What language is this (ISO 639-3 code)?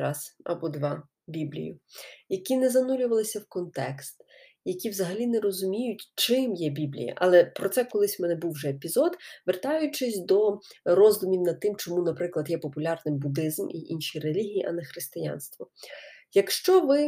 ukr